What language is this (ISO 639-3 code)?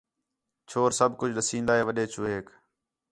xhe